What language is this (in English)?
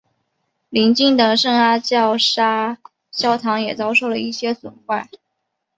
Chinese